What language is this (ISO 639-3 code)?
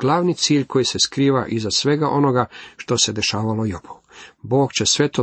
hrv